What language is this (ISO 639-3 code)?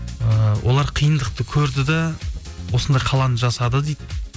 kaz